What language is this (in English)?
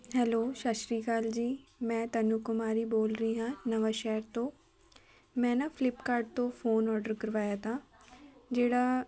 Punjabi